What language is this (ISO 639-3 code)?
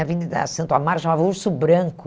por